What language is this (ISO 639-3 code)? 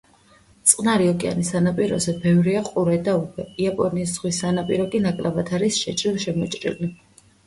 kat